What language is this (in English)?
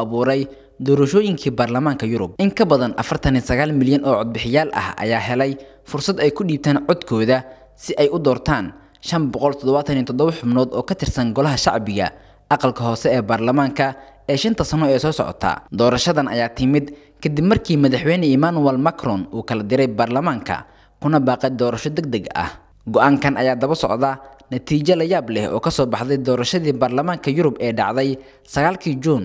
Arabic